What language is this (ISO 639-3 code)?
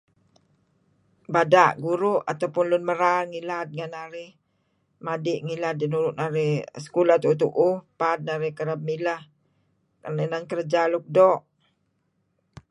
kzi